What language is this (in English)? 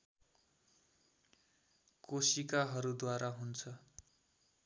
Nepali